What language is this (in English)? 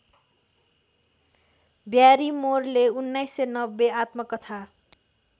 Nepali